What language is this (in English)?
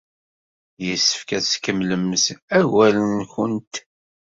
Kabyle